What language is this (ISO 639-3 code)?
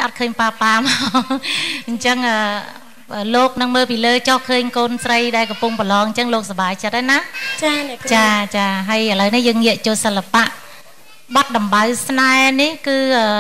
tha